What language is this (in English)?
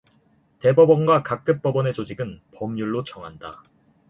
Korean